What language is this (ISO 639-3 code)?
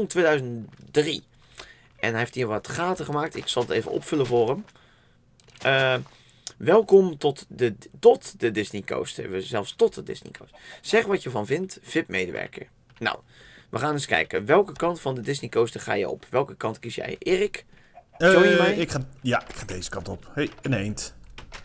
nld